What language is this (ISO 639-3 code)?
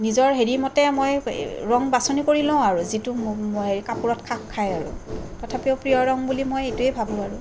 asm